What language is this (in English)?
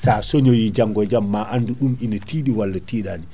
Fula